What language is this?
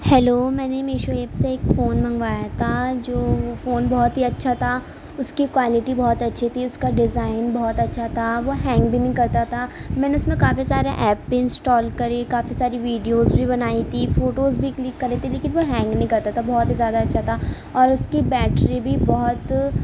Urdu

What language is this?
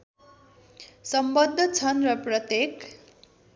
Nepali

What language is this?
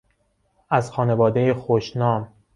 Persian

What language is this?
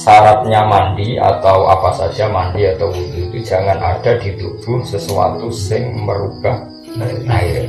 Indonesian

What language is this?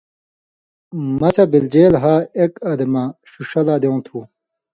Indus Kohistani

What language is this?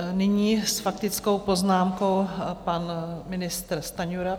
Czech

